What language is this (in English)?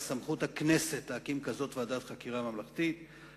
Hebrew